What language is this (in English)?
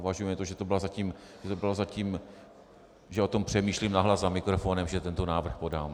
Czech